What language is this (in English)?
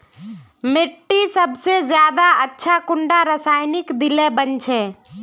Magahi